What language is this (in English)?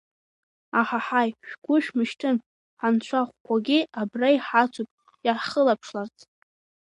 Abkhazian